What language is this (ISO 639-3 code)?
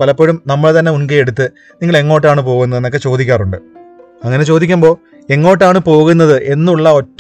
mal